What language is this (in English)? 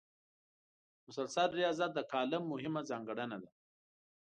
Pashto